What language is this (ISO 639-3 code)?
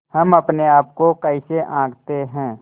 hin